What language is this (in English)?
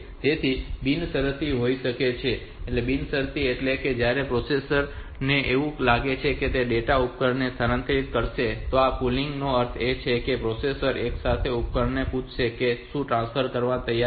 Gujarati